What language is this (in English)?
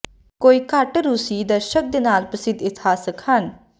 Punjabi